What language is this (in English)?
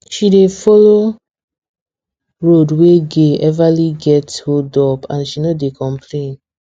Nigerian Pidgin